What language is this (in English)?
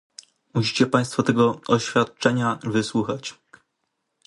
Polish